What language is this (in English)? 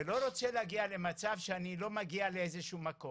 Hebrew